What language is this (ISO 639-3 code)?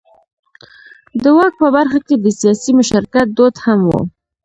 pus